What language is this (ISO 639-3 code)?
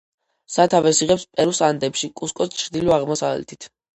kat